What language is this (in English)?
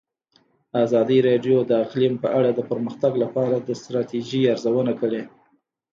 Pashto